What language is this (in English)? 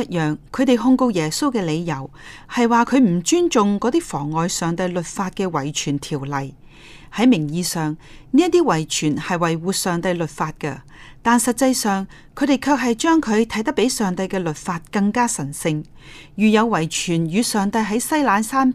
Chinese